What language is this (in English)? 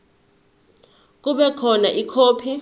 Zulu